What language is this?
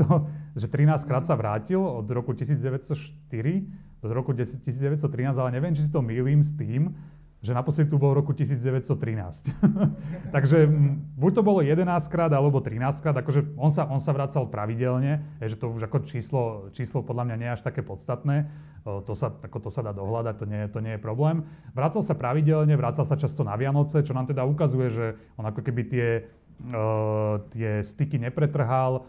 Slovak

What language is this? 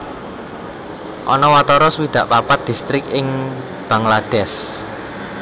Javanese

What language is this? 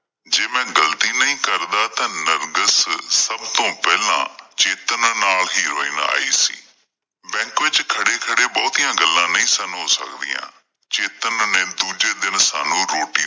Punjabi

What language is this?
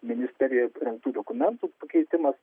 Lithuanian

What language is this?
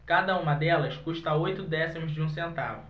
Portuguese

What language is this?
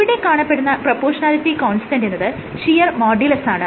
Malayalam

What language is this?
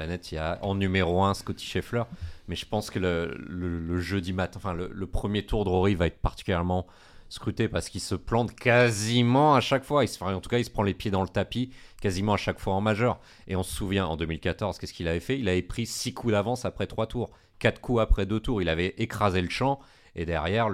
French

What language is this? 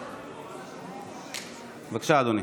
Hebrew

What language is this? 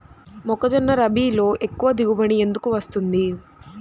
Telugu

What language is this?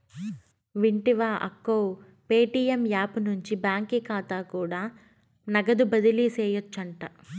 Telugu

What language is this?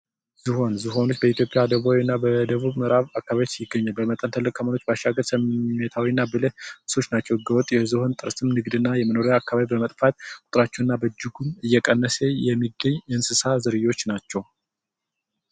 Amharic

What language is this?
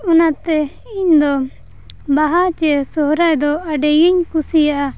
Santali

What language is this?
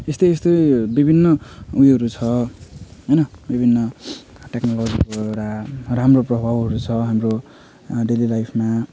Nepali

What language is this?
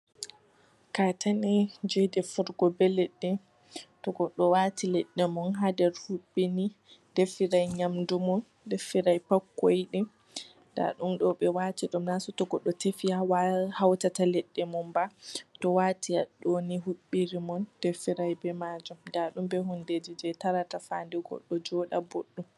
Fula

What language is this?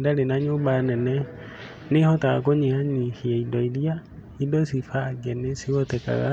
Kikuyu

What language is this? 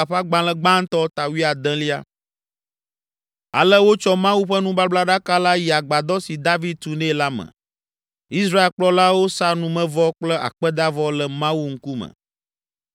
Ewe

